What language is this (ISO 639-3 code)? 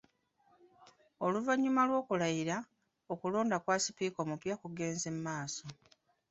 lug